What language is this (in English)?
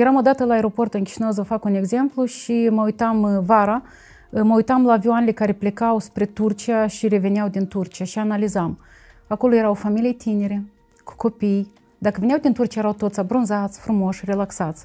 Romanian